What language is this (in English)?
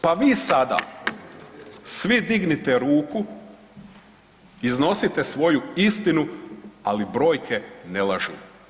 Croatian